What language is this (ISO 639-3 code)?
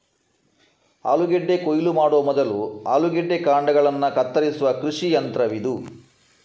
kan